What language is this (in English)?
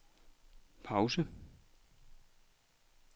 Danish